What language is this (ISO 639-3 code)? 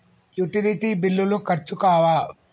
tel